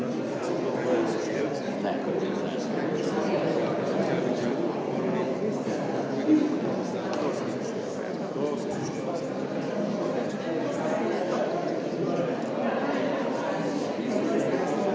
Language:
Slovenian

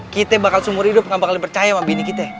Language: Indonesian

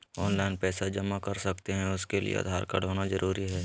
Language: Magahi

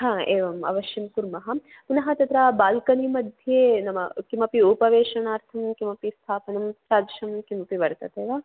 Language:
Sanskrit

